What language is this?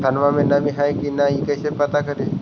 Magahi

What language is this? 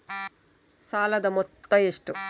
Kannada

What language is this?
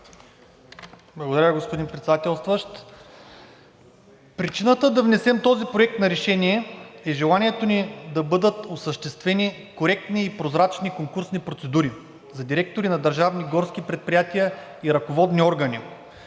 Bulgarian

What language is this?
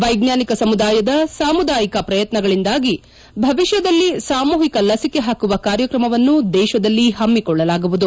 Kannada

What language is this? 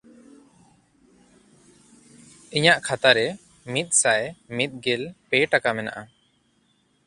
Santali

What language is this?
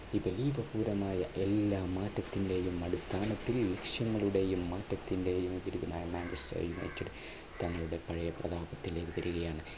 Malayalam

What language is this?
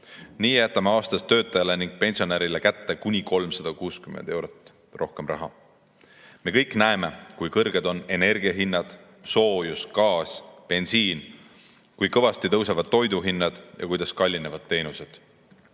Estonian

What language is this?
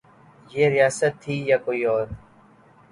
Urdu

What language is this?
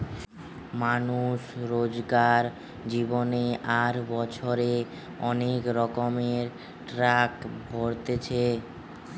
Bangla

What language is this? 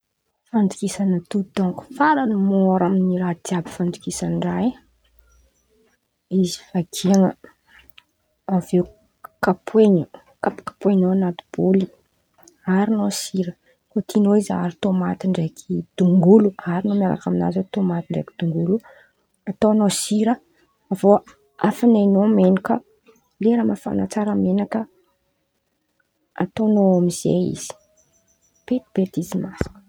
Antankarana Malagasy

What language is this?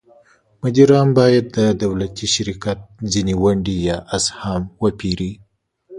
Pashto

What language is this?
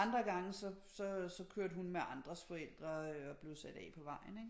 Danish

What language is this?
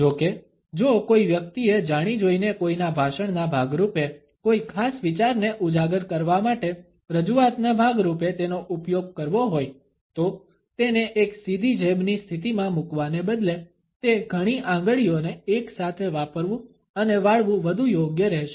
Gujarati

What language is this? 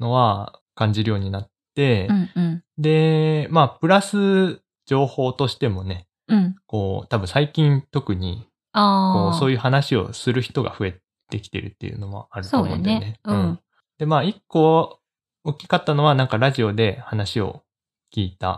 Japanese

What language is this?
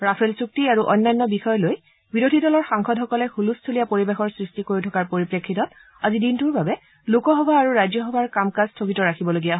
Assamese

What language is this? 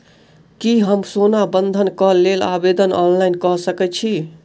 Maithili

